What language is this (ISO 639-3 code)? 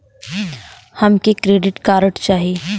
bho